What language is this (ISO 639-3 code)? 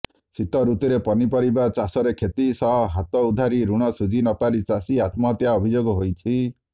ori